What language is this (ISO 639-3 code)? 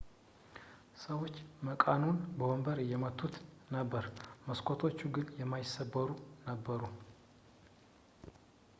amh